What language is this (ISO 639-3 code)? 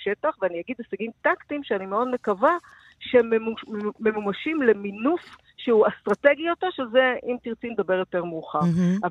heb